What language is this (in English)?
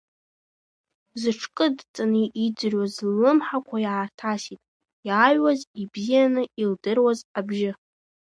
Abkhazian